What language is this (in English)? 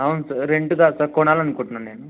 Telugu